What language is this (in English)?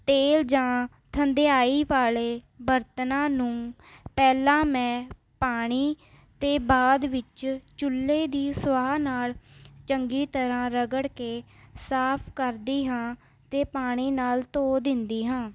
Punjabi